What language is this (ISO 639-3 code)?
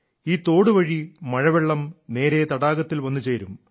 mal